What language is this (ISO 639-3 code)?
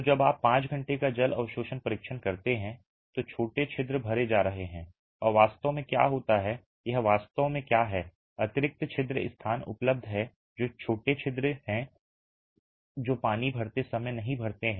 hin